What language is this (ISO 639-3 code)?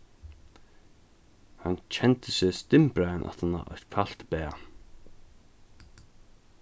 fao